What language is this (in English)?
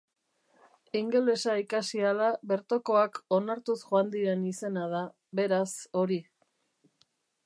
Basque